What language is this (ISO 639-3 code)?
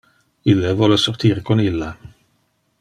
ina